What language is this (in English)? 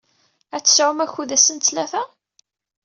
Kabyle